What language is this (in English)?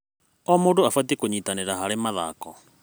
Kikuyu